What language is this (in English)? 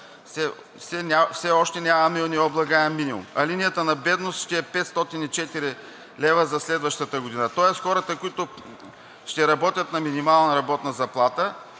Bulgarian